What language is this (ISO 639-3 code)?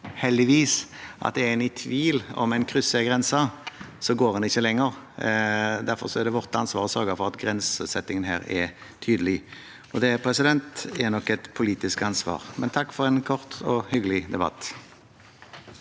nor